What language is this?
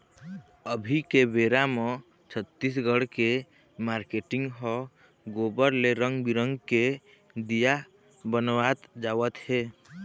Chhattisgarhi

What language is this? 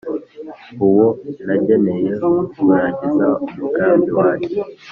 Kinyarwanda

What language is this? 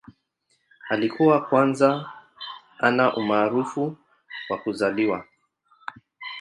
Swahili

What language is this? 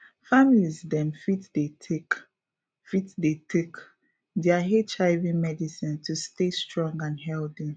Nigerian Pidgin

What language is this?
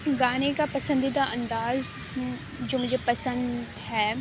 Urdu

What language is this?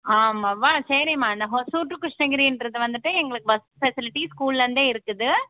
Tamil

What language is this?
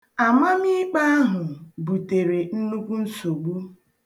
Igbo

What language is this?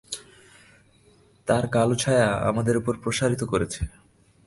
Bangla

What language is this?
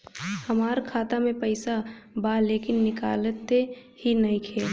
Bhojpuri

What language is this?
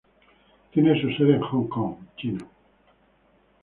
Spanish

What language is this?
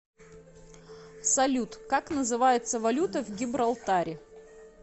Russian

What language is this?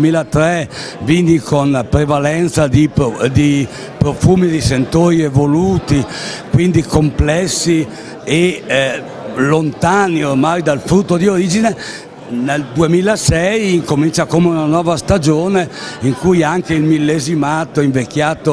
Italian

